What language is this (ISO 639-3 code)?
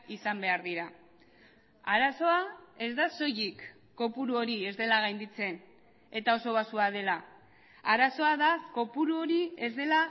eus